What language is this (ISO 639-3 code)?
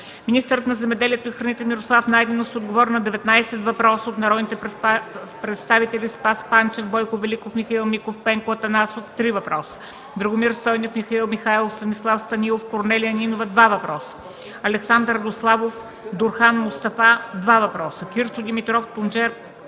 bul